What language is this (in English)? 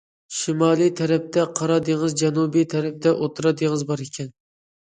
Uyghur